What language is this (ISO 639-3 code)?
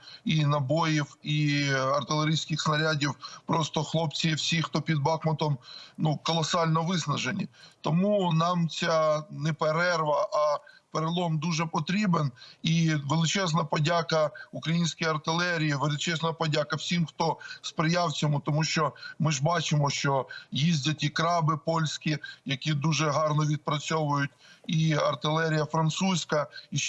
ukr